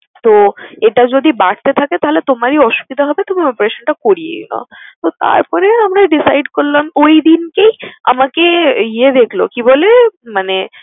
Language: Bangla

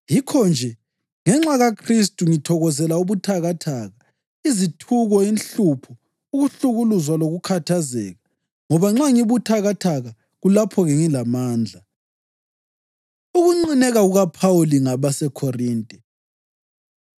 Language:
North Ndebele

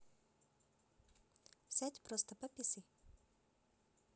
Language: Russian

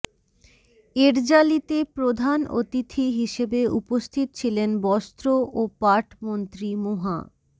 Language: Bangla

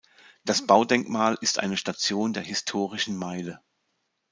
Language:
German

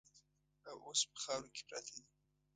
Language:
Pashto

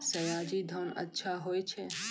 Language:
Maithili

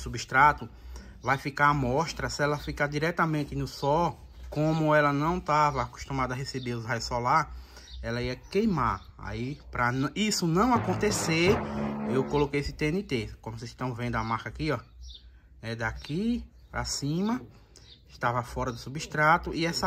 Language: Portuguese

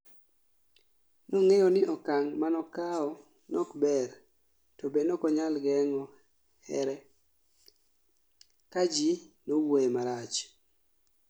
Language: Luo (Kenya and Tanzania)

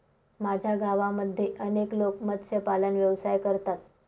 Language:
Marathi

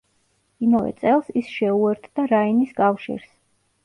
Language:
Georgian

